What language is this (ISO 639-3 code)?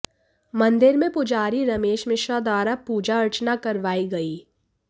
hin